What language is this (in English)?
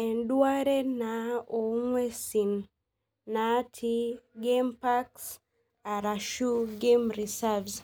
Masai